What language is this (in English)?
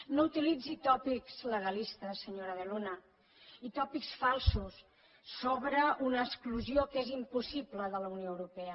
Catalan